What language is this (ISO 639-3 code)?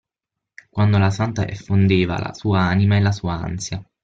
ita